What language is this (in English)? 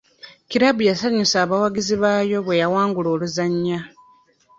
Ganda